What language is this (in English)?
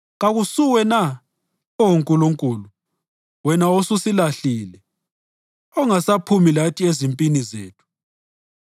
North Ndebele